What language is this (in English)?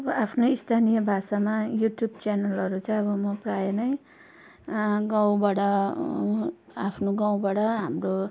Nepali